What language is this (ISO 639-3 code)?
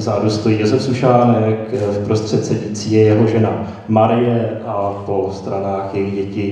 ces